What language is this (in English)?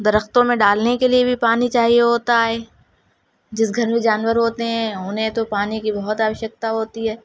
Urdu